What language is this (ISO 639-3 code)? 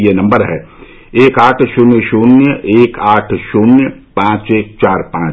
hin